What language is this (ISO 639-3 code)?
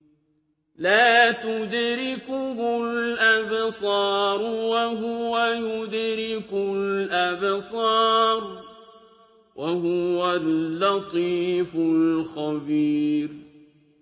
ara